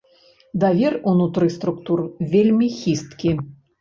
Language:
Belarusian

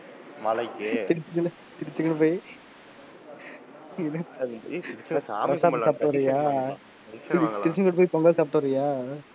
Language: Tamil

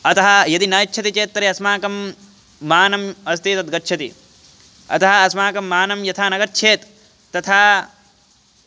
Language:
Sanskrit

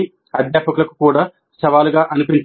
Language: Telugu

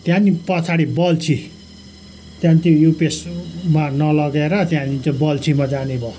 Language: Nepali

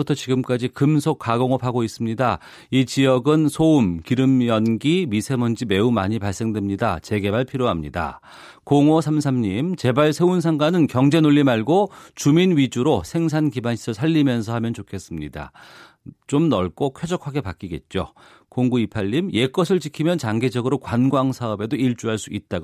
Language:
Korean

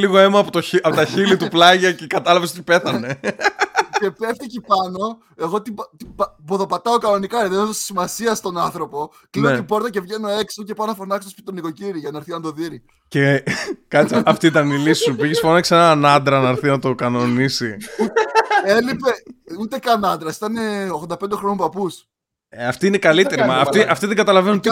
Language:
Greek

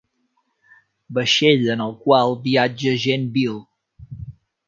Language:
Catalan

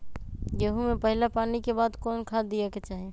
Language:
Magahi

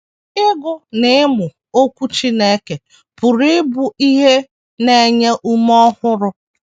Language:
Igbo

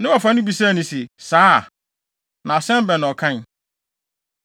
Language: Akan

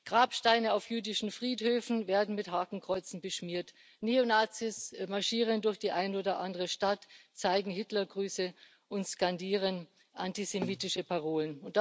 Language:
German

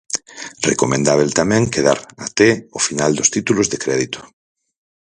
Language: Galician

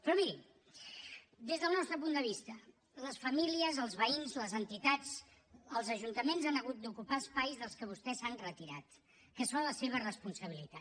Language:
Catalan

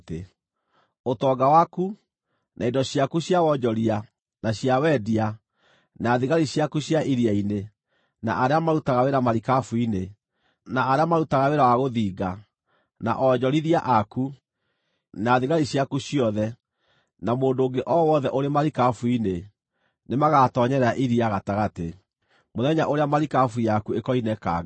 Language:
Kikuyu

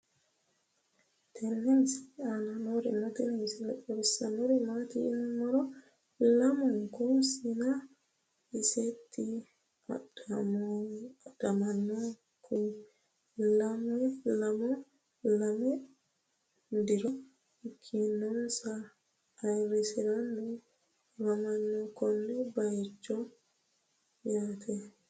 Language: Sidamo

